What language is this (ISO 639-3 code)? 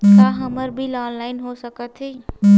hne